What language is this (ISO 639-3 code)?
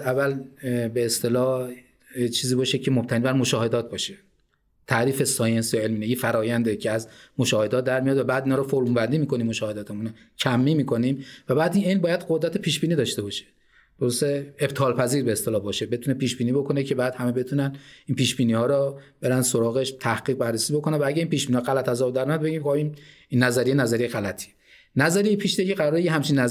fas